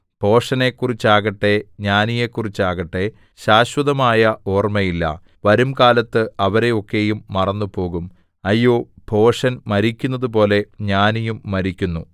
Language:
Malayalam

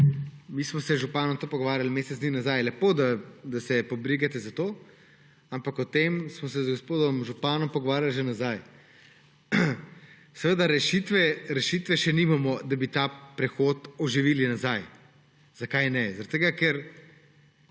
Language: Slovenian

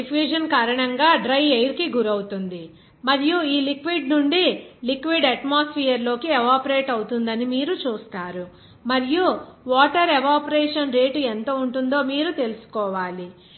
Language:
Telugu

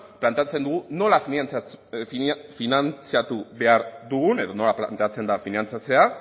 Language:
Basque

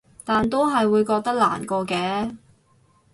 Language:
Cantonese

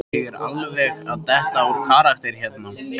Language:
Icelandic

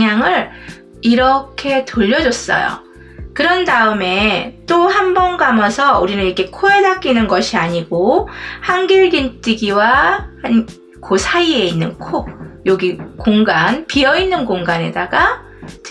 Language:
Korean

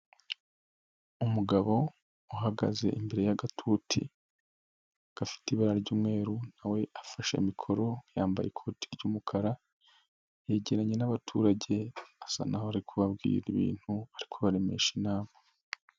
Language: Kinyarwanda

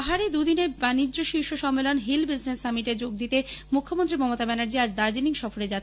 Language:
Bangla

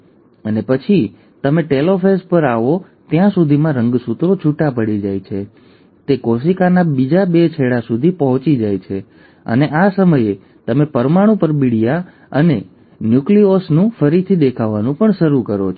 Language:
Gujarati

